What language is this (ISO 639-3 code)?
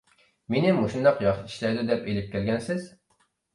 uig